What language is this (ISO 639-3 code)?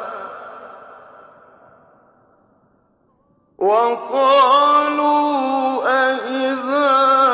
ara